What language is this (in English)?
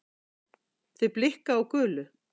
Icelandic